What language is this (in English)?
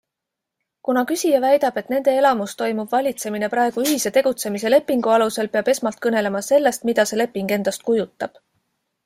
Estonian